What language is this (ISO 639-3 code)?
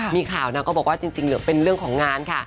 tha